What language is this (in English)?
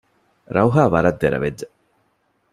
Divehi